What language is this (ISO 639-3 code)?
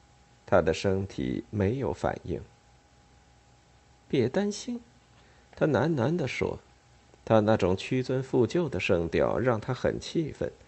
zho